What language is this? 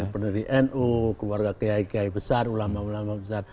Indonesian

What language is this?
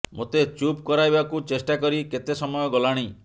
Odia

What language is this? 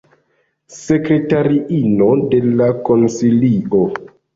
Esperanto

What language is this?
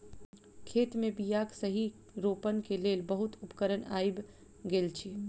Maithili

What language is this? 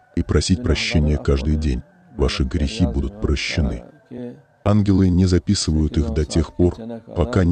Russian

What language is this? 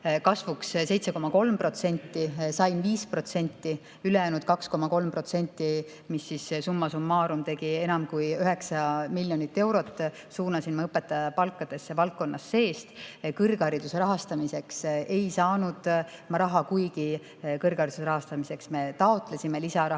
Estonian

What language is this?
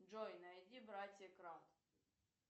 Russian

